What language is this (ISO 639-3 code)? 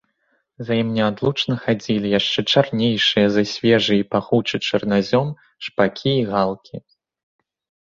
bel